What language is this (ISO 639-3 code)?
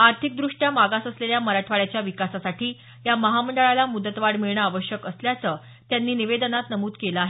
mar